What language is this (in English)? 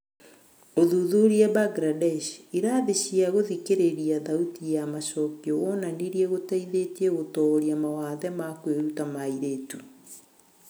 Kikuyu